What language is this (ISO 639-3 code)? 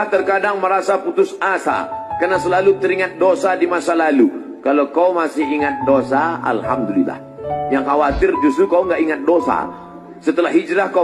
ind